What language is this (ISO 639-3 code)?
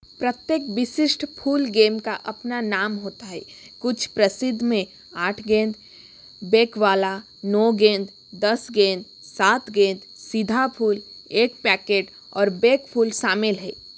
hin